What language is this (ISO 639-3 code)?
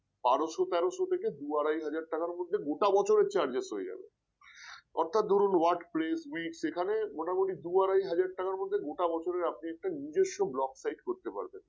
ben